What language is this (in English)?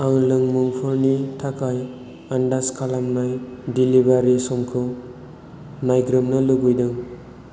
Bodo